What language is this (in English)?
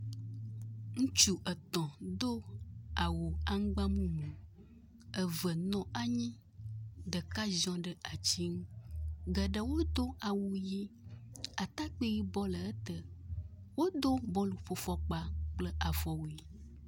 Ewe